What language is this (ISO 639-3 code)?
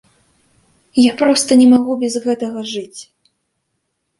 bel